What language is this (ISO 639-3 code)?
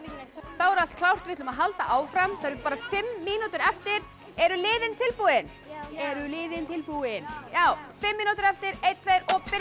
isl